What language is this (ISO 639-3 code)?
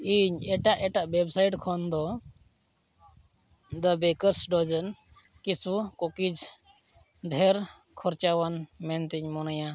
sat